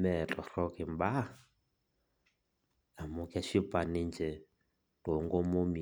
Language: Masai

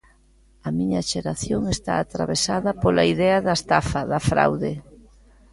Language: Galician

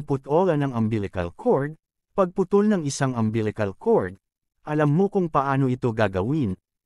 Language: Filipino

